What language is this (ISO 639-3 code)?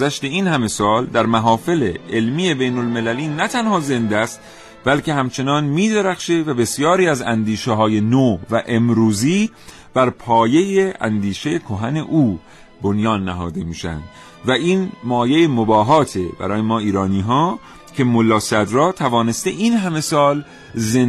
fas